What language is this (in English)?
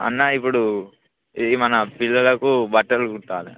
Telugu